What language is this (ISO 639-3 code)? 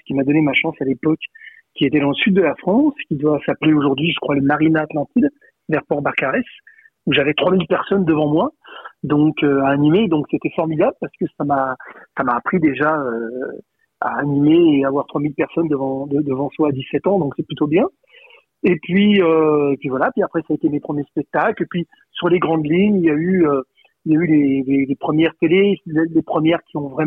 fra